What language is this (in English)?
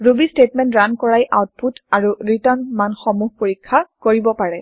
Assamese